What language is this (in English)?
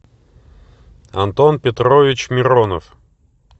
Russian